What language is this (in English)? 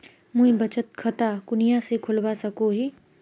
Magahi